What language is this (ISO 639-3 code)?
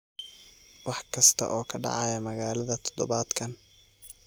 som